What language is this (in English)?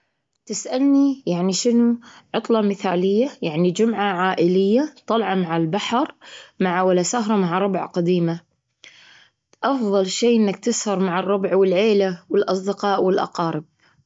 Gulf Arabic